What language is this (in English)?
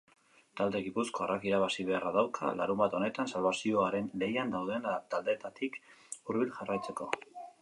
Basque